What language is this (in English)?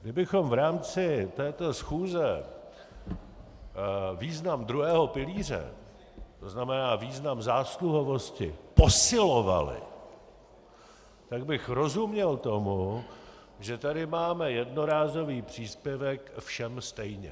Czech